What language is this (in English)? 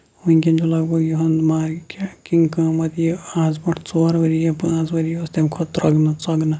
Kashmiri